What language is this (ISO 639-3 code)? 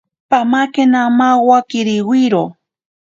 prq